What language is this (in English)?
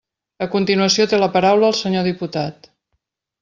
Catalan